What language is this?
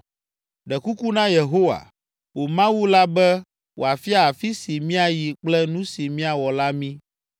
Ewe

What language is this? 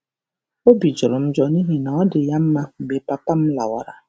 Igbo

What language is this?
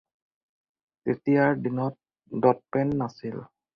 Assamese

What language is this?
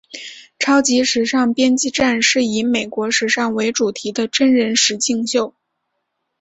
Chinese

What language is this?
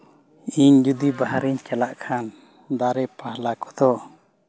Santali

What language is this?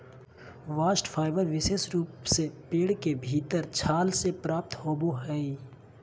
Magahi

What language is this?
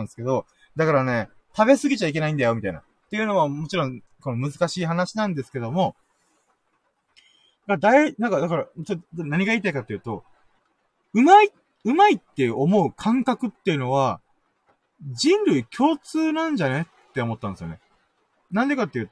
Japanese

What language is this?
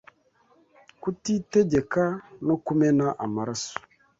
Kinyarwanda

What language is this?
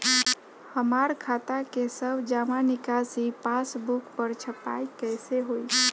Bhojpuri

